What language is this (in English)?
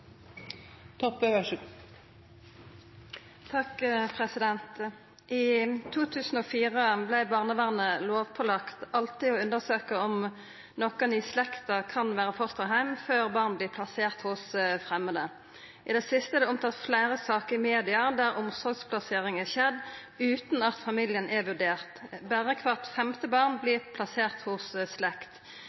Norwegian